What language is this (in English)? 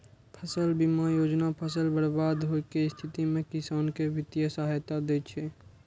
Maithili